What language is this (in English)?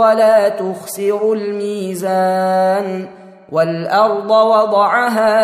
Arabic